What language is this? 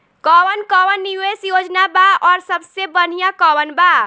Bhojpuri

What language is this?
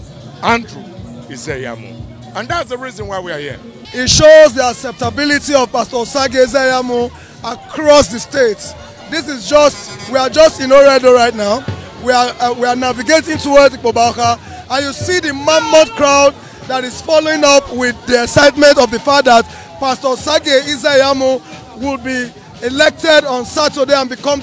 English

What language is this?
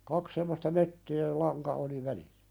Finnish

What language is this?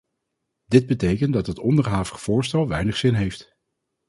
Dutch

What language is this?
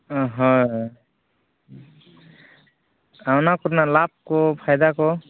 Santali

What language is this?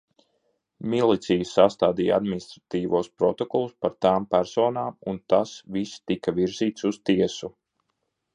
Latvian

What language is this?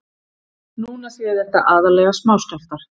Icelandic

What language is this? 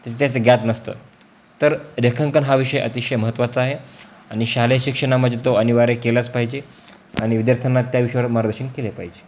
Marathi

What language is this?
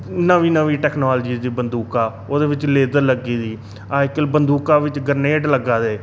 Dogri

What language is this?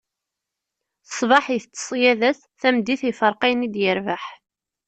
Kabyle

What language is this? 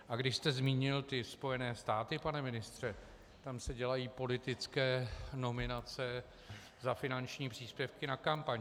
Czech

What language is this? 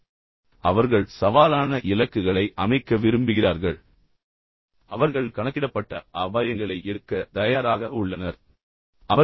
Tamil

